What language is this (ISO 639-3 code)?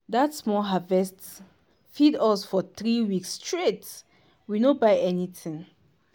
pcm